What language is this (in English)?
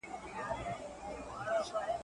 Pashto